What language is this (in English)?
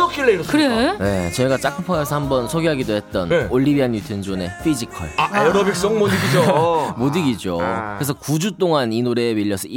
Korean